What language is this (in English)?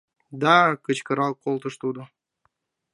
Mari